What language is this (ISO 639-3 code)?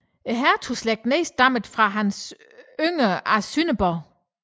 dan